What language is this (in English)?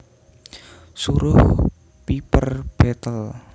Javanese